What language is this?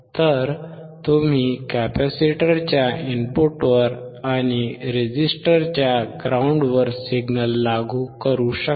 Marathi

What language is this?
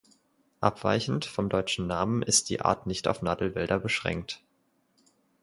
German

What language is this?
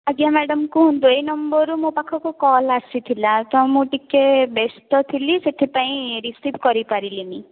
Odia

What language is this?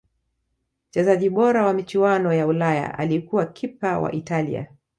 Swahili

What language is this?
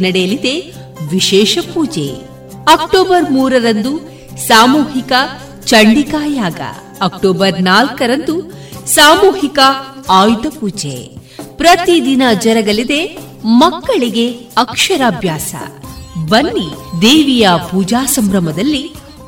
Kannada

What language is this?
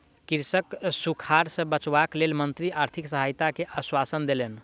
Maithili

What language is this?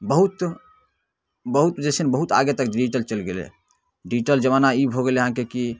Maithili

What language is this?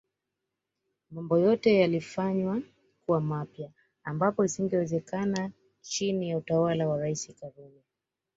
Swahili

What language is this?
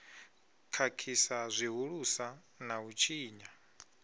Venda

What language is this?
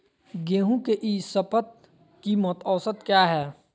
Magahi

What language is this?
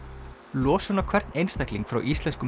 Icelandic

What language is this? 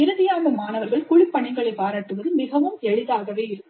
Tamil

